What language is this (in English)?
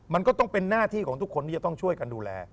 Thai